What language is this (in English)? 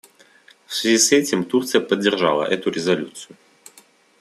Russian